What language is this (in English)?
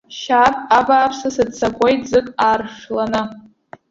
Abkhazian